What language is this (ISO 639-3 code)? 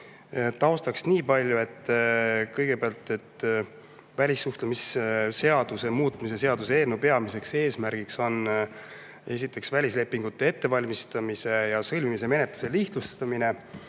est